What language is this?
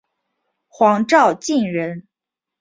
Chinese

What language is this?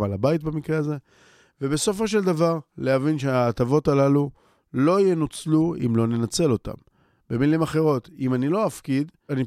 Hebrew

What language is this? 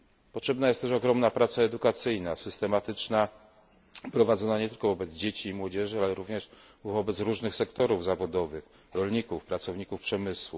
Polish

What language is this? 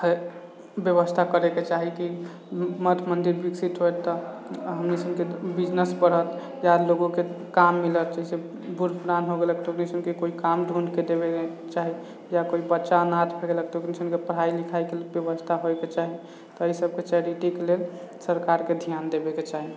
Maithili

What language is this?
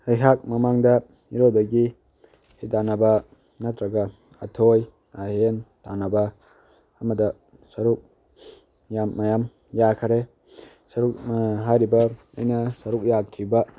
Manipuri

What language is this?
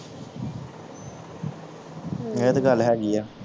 Punjabi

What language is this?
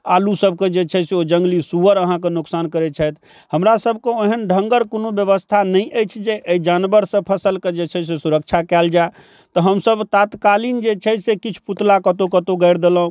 Maithili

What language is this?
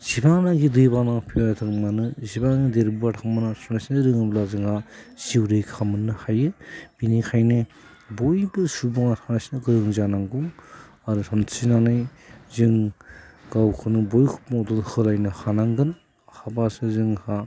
Bodo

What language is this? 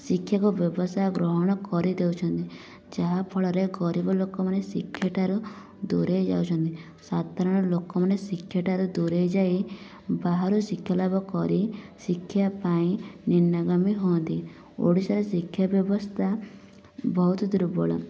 Odia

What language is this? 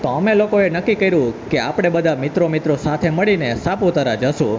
Gujarati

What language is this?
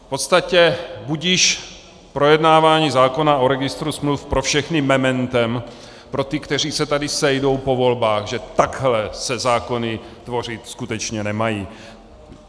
Czech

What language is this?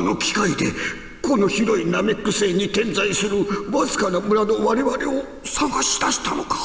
Japanese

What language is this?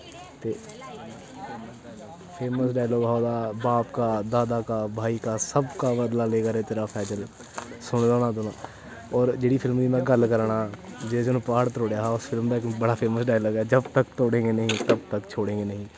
Dogri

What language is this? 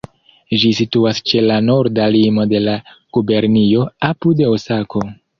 Esperanto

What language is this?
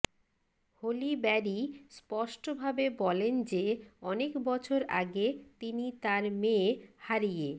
Bangla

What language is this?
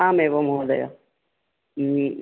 Sanskrit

